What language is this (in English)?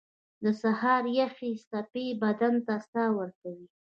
Pashto